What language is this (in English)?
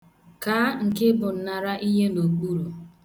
Igbo